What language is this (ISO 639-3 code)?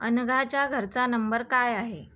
mar